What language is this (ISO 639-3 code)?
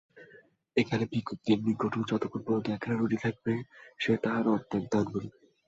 ben